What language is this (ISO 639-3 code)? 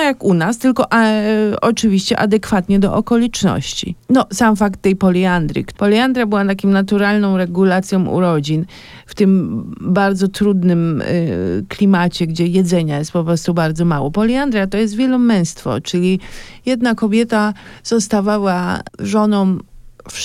pol